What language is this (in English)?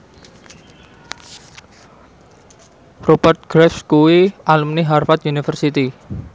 Javanese